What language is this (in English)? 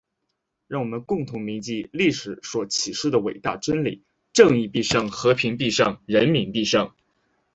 Chinese